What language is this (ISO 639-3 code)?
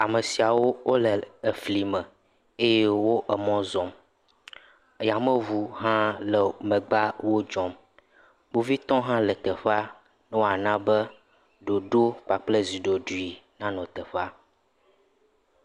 ewe